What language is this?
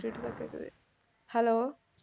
Tamil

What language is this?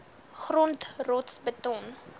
Afrikaans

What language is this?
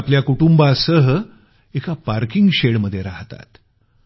Marathi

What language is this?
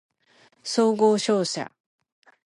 Japanese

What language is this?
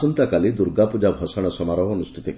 Odia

